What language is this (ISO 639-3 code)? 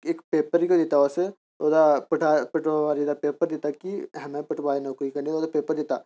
doi